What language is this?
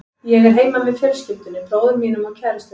Icelandic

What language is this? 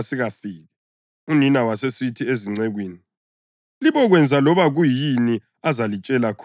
North Ndebele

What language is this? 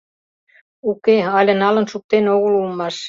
Mari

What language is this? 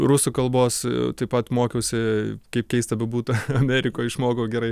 Lithuanian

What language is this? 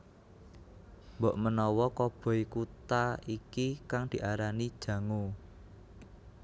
Javanese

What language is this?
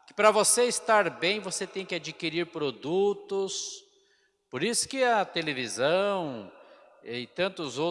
Portuguese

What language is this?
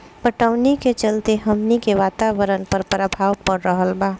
Bhojpuri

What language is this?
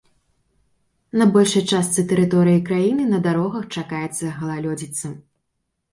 Belarusian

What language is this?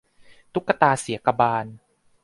Thai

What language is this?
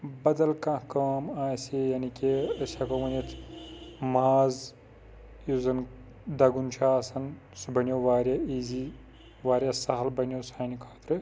Kashmiri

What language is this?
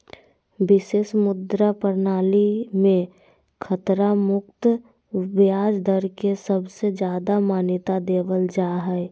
Magahi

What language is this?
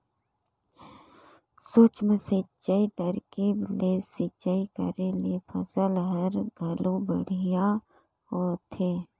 Chhattisgarhi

